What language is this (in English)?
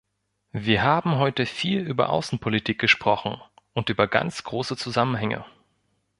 German